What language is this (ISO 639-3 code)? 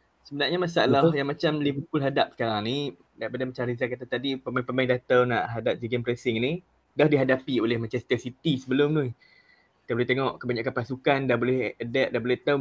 msa